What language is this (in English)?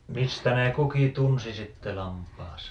Finnish